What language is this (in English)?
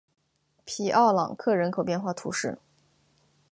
Chinese